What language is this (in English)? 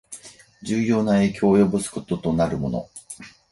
Japanese